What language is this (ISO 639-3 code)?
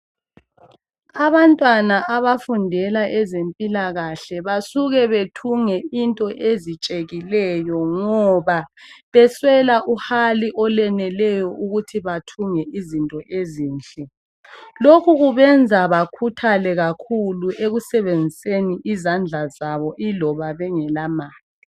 nde